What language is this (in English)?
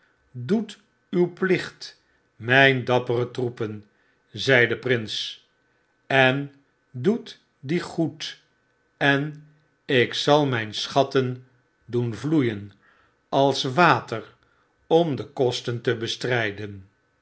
Dutch